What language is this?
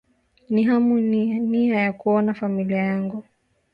Swahili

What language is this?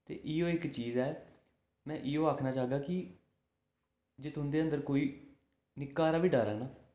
Dogri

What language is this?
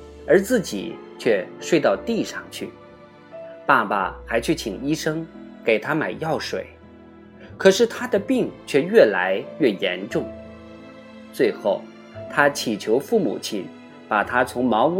Chinese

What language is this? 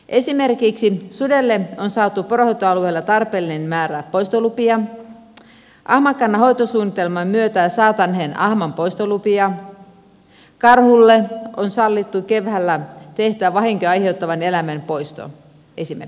Finnish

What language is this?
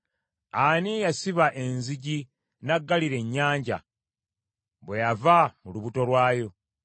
Ganda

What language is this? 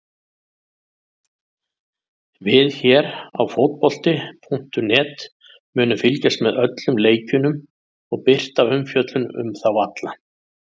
Icelandic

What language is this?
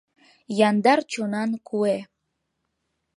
Mari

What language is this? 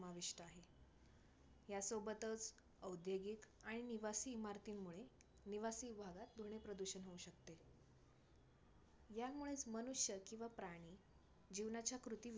Marathi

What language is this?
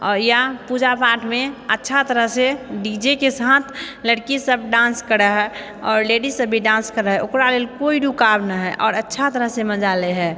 Maithili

